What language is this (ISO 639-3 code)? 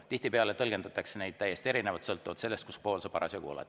est